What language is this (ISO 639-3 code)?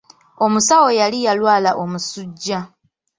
lug